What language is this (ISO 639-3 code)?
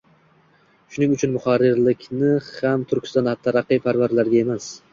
uzb